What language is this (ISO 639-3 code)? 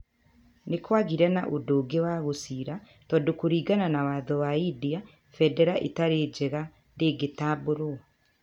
kik